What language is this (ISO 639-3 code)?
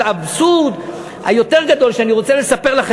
heb